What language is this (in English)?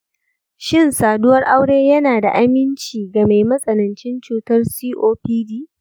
Hausa